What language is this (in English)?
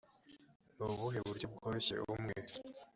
Kinyarwanda